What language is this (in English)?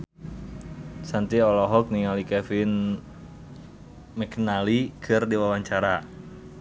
Sundanese